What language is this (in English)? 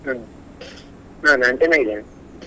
Kannada